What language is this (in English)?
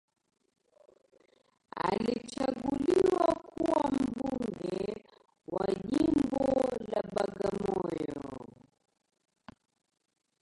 Swahili